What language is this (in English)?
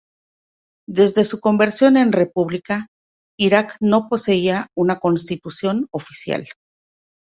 Spanish